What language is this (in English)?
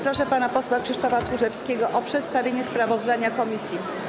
Polish